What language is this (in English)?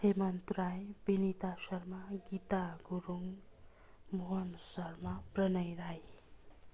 Nepali